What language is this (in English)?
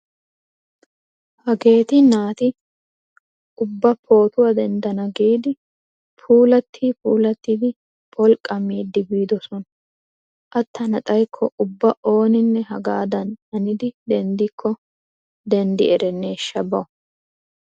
Wolaytta